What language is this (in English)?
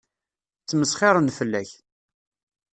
Kabyle